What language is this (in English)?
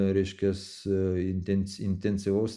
Lithuanian